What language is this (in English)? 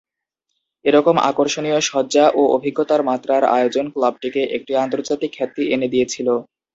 Bangla